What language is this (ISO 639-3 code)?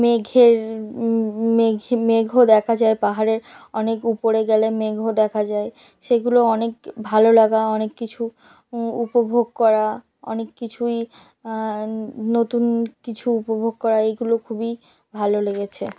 ben